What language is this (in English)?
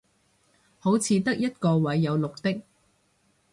Cantonese